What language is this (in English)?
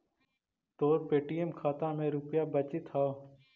Magahi